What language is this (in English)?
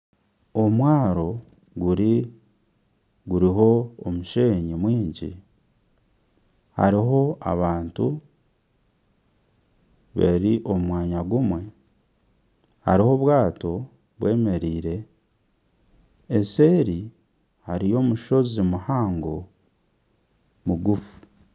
Nyankole